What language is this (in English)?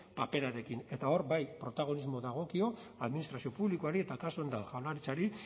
Basque